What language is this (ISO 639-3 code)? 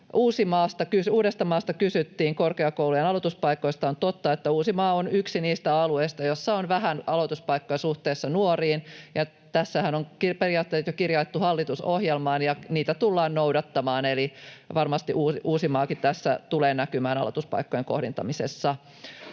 fin